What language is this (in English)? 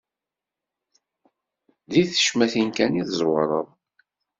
Kabyle